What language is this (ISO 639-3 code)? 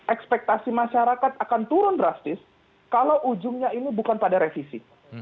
ind